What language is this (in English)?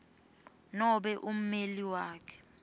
Swati